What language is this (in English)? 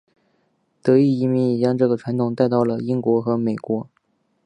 Chinese